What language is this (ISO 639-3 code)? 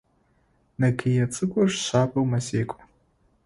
ady